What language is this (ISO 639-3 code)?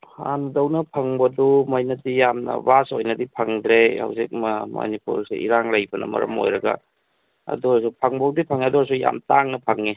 mni